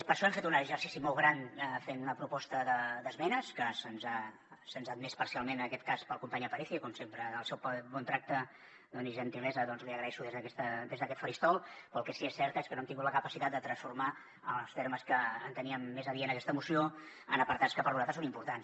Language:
Catalan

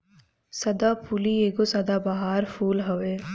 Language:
Bhojpuri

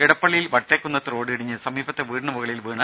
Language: Malayalam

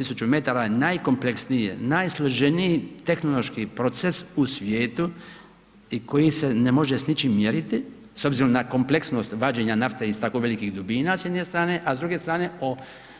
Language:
Croatian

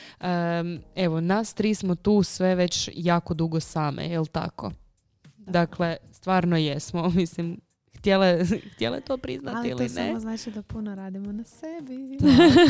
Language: Croatian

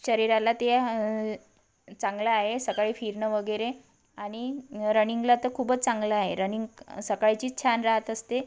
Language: Marathi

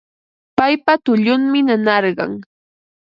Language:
Ambo-Pasco Quechua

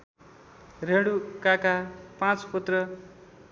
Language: Nepali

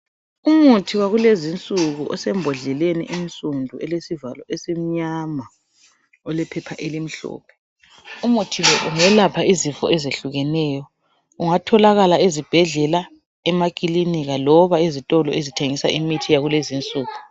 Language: North Ndebele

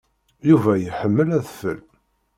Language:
Kabyle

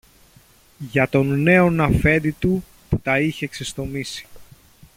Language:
Greek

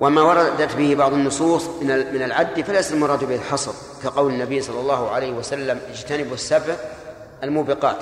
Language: Arabic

